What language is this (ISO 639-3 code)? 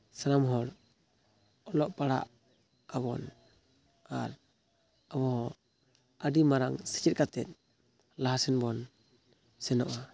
sat